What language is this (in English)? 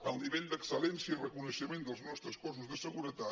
Catalan